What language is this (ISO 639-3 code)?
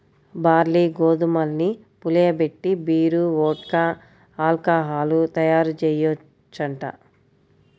tel